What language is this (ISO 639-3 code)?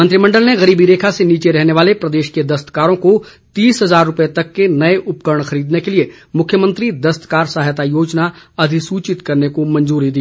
hin